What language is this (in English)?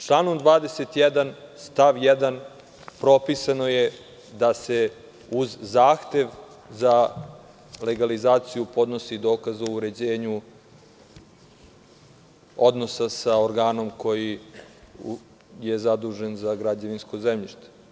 Serbian